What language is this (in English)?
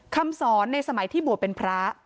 Thai